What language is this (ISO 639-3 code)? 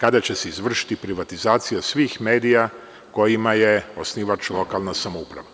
srp